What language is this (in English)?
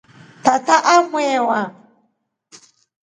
Rombo